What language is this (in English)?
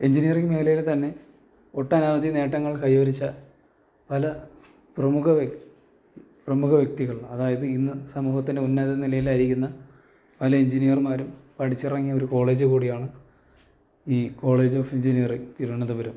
Malayalam